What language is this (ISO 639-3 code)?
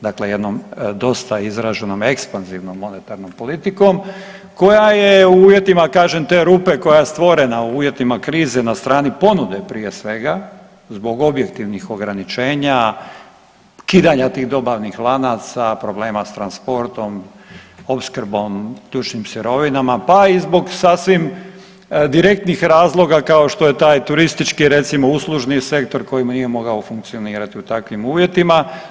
hrv